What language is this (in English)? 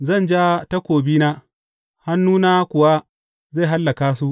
Hausa